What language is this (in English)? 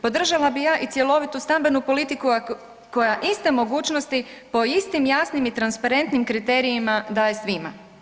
Croatian